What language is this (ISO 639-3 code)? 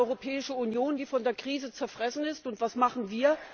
deu